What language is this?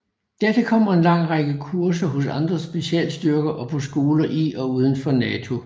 Danish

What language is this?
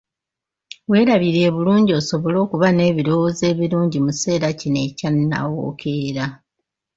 Ganda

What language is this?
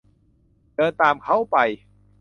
Thai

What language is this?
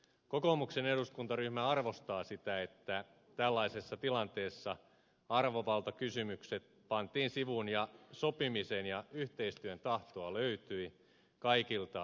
Finnish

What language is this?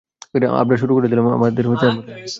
Bangla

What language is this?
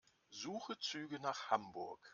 German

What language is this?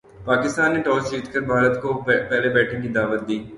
Urdu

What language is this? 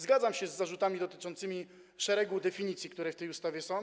Polish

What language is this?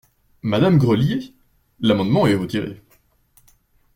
French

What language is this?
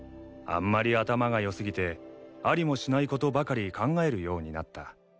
Japanese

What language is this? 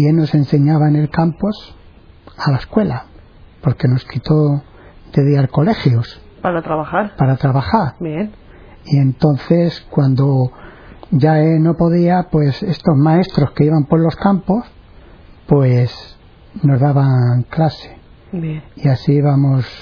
Spanish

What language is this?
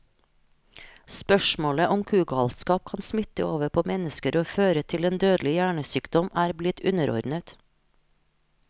Norwegian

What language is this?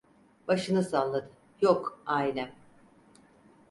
Turkish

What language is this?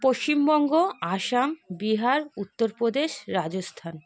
Bangla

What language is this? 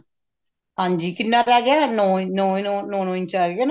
Punjabi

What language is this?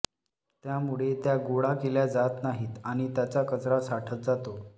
Marathi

